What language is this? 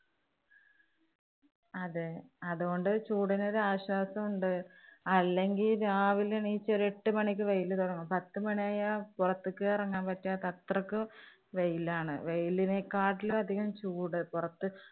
Malayalam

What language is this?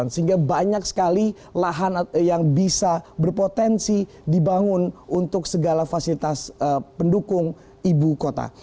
Indonesian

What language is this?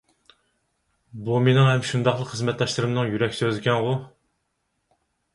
Uyghur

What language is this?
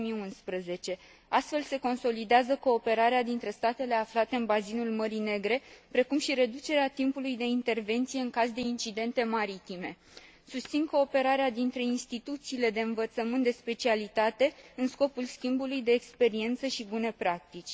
Romanian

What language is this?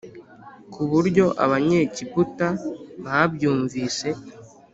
Kinyarwanda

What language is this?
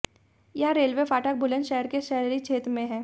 Hindi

